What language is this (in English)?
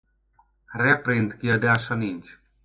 Hungarian